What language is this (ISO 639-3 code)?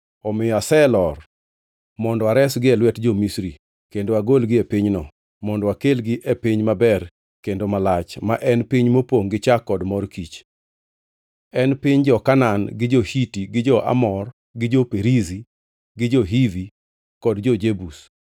luo